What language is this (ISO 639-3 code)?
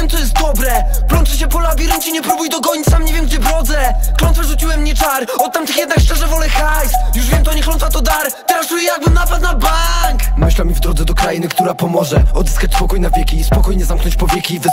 pol